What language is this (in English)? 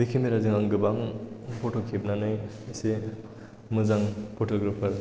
Bodo